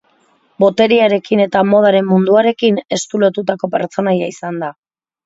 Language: Basque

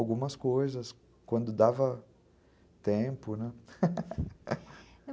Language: Portuguese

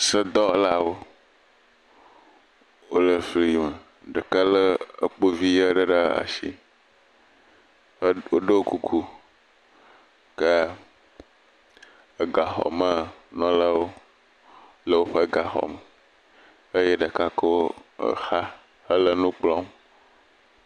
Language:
Ewe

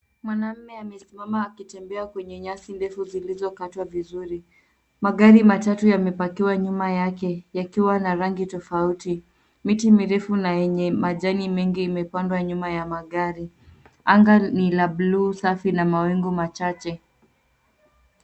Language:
Swahili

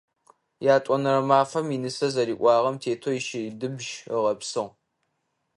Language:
Adyghe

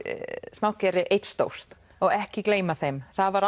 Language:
Icelandic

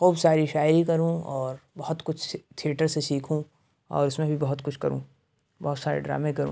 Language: Urdu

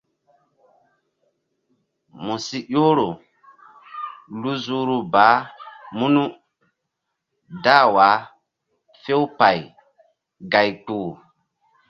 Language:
Mbum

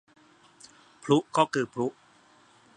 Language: Thai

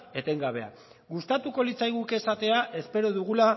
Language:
Basque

